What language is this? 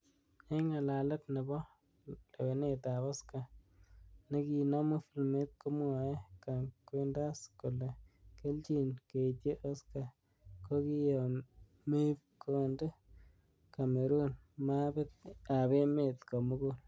Kalenjin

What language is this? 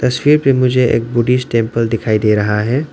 Hindi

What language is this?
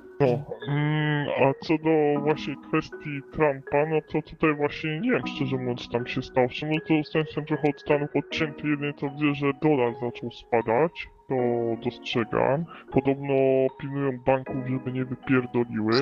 Polish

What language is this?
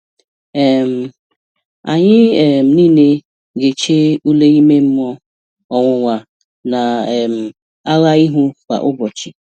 Igbo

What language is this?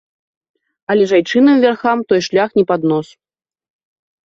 Belarusian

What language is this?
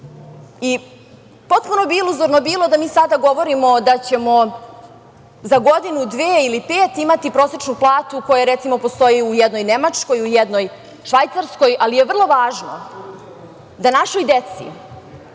Serbian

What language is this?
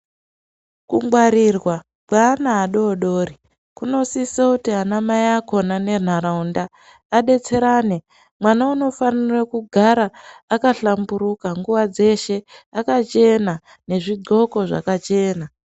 Ndau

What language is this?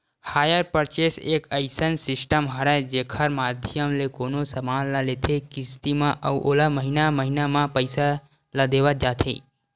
Chhattisgarhi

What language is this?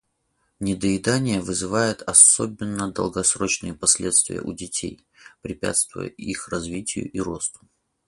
Russian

